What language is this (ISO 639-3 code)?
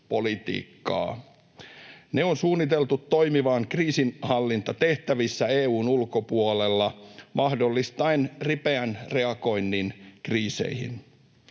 fin